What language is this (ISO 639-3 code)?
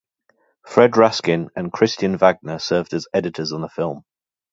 eng